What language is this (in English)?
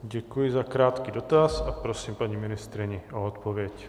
Czech